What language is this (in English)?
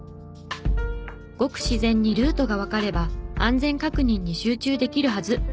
Japanese